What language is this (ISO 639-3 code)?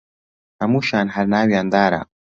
ckb